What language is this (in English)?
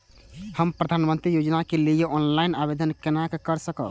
Maithili